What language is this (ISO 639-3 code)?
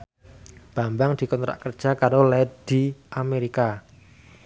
jav